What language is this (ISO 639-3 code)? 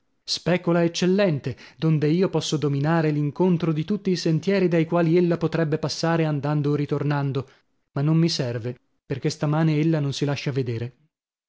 ita